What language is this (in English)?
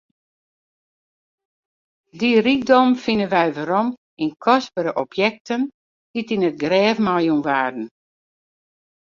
Western Frisian